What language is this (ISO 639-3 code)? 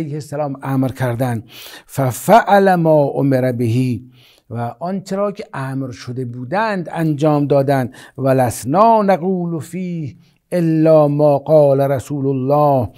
fas